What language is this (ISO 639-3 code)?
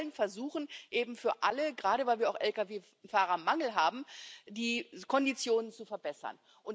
deu